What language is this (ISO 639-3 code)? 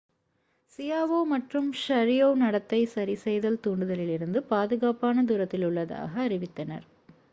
tam